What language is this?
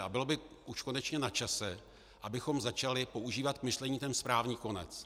Czech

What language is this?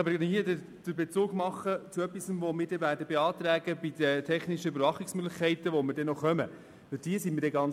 Swiss German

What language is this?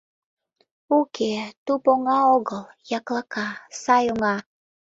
Mari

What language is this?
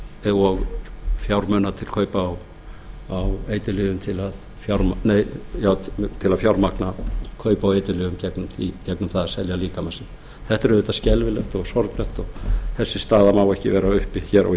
Icelandic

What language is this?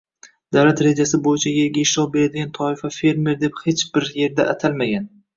Uzbek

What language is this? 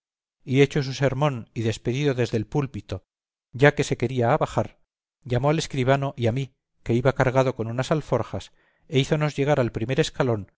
Spanish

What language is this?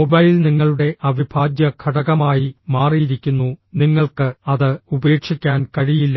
Malayalam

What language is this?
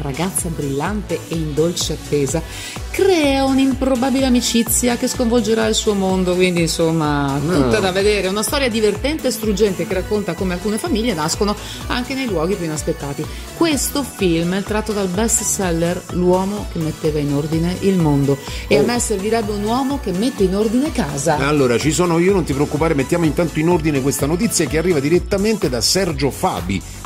Italian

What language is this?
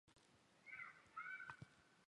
Chinese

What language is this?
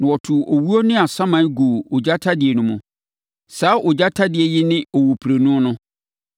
Akan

